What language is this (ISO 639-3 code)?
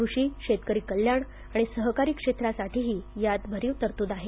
mar